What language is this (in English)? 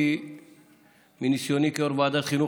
Hebrew